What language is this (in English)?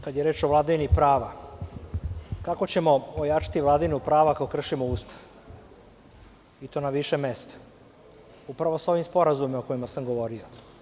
Serbian